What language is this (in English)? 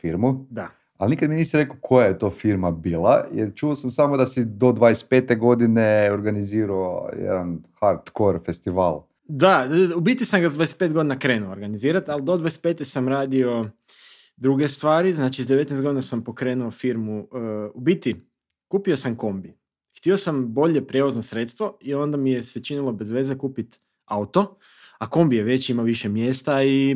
Croatian